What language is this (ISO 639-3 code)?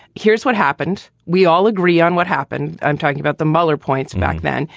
eng